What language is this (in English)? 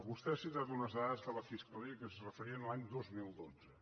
Catalan